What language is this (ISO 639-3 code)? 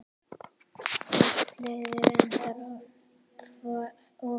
isl